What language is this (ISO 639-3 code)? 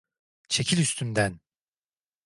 tur